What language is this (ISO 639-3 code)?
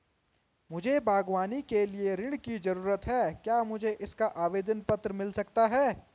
hin